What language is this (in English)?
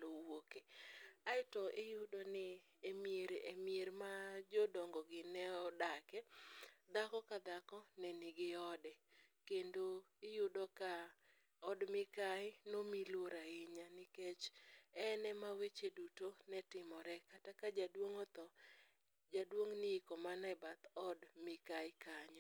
Luo (Kenya and Tanzania)